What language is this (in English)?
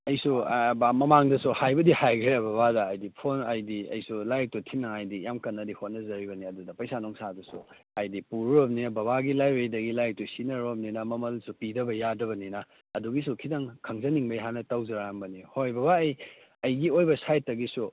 Manipuri